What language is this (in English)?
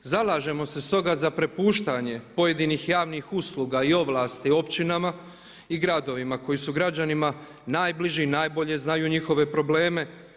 Croatian